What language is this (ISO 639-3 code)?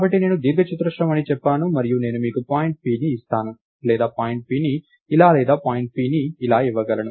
tel